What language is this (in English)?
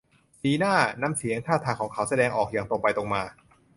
Thai